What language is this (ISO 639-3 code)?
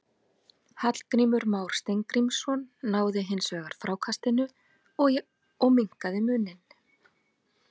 isl